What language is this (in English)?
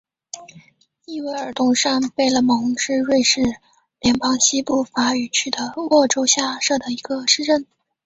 Chinese